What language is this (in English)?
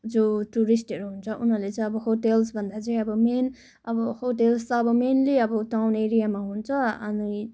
Nepali